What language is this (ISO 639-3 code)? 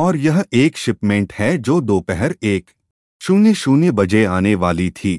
hin